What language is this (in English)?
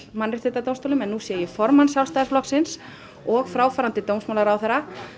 Icelandic